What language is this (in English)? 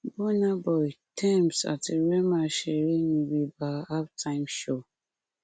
Yoruba